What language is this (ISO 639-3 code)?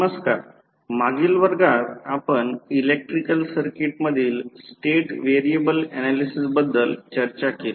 mar